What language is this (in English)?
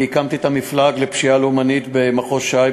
Hebrew